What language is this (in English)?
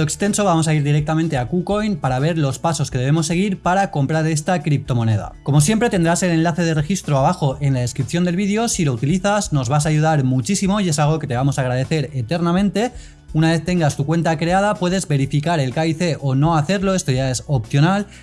Spanish